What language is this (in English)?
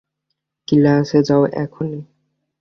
Bangla